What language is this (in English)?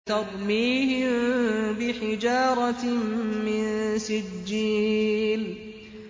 Arabic